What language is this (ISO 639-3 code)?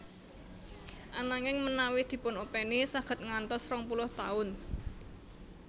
jav